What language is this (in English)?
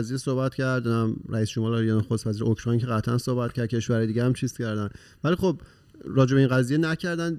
Persian